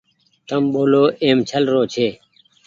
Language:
Goaria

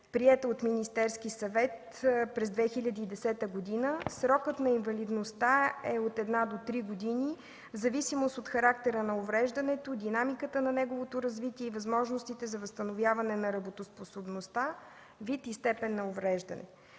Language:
Bulgarian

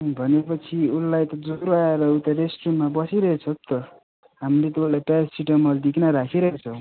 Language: Nepali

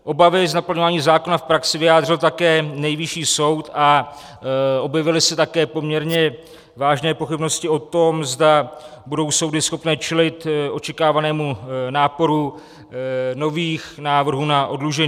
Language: Czech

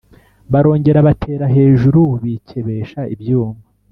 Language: Kinyarwanda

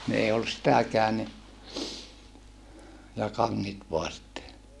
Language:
Finnish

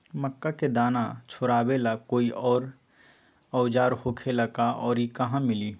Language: Magahi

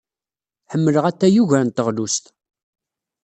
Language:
Kabyle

